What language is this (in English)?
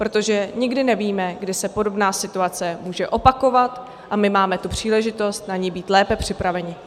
Czech